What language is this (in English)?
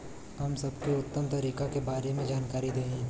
Bhojpuri